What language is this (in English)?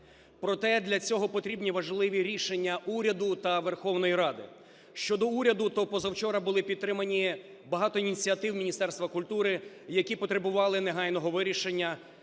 Ukrainian